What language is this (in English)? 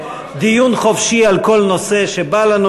Hebrew